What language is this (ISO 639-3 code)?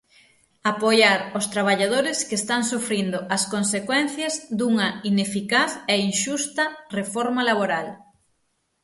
glg